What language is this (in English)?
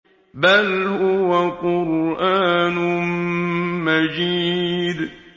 Arabic